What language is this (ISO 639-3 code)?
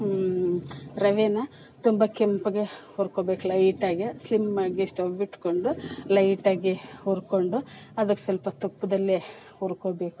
kan